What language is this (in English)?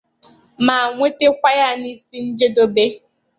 Igbo